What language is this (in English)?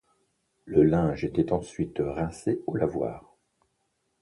French